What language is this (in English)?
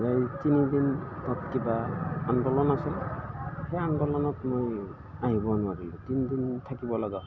Assamese